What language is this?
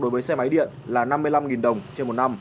Vietnamese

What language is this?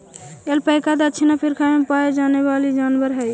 Magahi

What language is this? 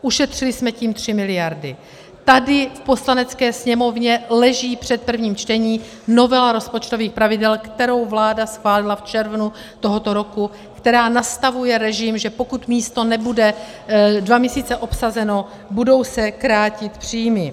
Czech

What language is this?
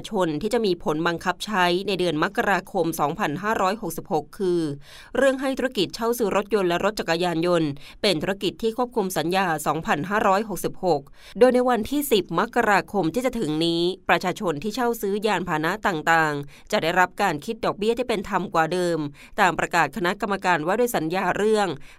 Thai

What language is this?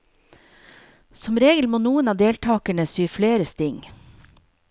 Norwegian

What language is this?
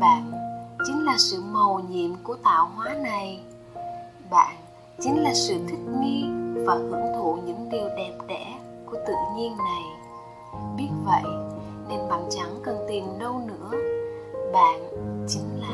Vietnamese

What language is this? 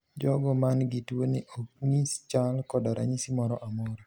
Luo (Kenya and Tanzania)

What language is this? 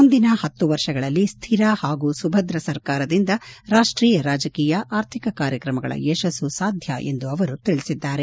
Kannada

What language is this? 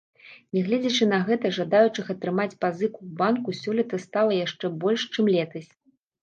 Belarusian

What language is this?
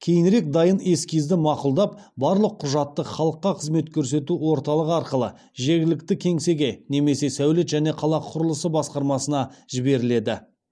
Kazakh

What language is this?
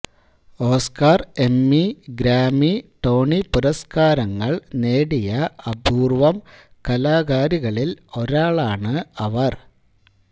Malayalam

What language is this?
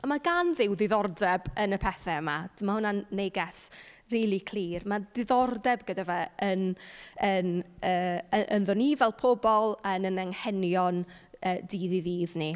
Welsh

